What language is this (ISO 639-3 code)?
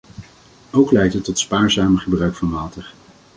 nld